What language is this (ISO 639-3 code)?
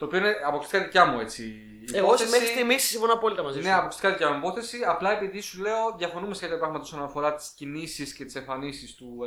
ell